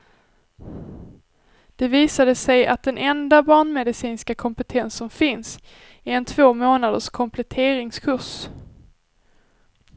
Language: Swedish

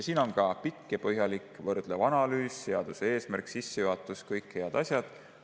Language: Estonian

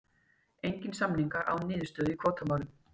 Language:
Icelandic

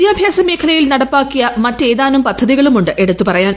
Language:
Malayalam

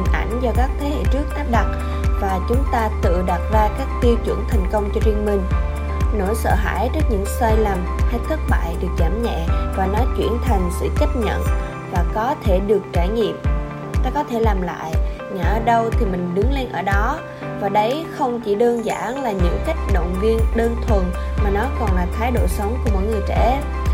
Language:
Vietnamese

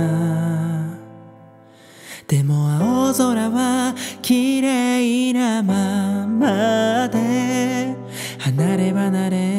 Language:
Korean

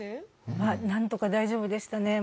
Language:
Japanese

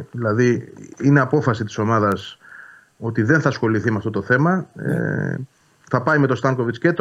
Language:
Greek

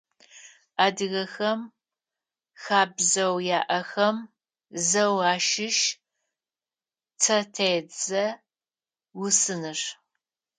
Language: Adyghe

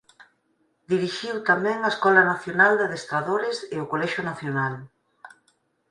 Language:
Galician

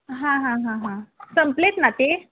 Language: Marathi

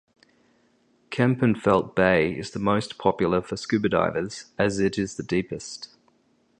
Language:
English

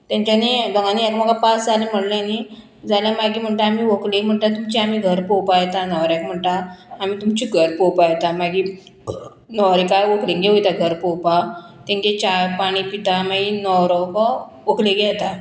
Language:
Konkani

